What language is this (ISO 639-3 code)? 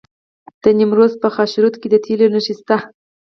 pus